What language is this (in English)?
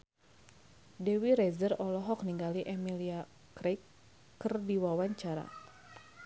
Sundanese